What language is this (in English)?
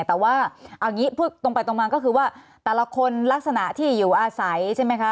Thai